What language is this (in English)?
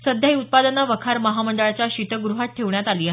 Marathi